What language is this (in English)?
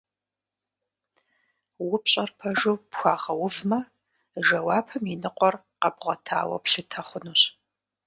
Kabardian